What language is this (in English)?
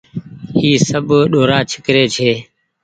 Goaria